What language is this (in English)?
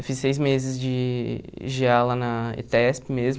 Portuguese